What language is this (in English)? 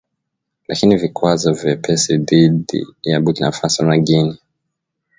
Swahili